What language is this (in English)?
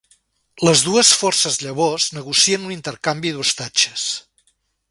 Catalan